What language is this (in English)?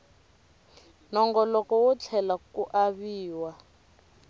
Tsonga